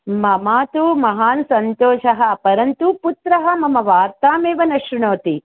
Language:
Sanskrit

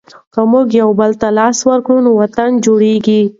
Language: Pashto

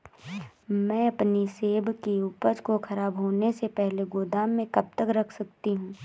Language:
Hindi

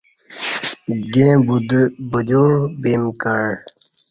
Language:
Kati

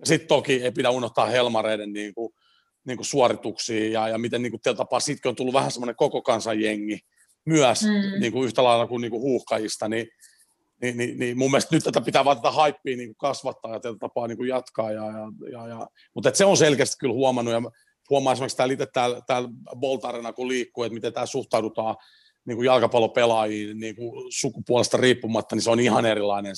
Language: Finnish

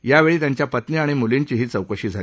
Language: Marathi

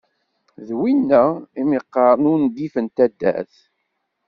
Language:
Kabyle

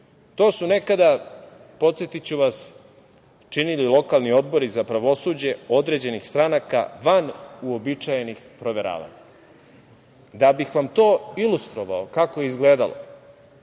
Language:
Serbian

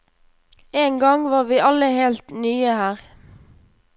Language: Norwegian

